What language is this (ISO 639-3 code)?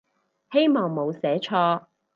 yue